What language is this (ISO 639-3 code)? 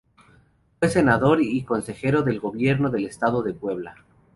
spa